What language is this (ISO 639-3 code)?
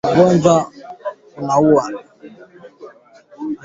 swa